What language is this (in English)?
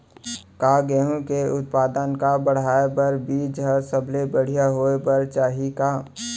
Chhattisgarhi